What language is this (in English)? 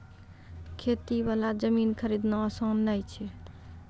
Maithili